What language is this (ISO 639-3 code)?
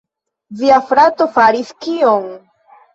epo